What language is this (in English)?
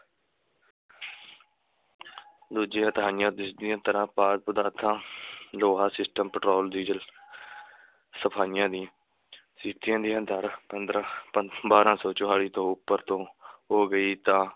Punjabi